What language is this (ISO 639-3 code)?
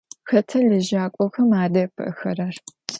ady